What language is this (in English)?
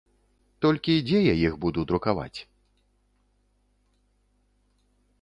Belarusian